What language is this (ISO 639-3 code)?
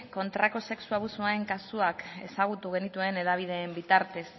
eus